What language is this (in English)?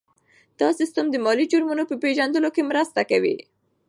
Pashto